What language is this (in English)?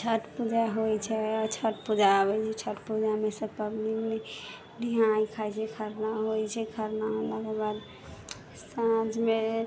Maithili